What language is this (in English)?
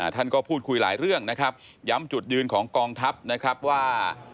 Thai